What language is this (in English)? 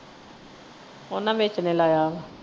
Punjabi